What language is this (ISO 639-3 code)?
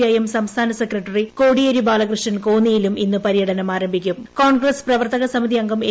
mal